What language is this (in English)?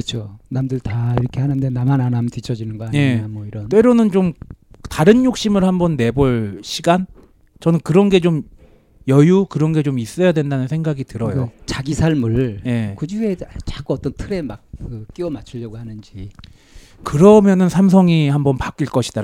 Korean